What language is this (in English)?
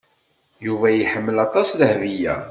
Kabyle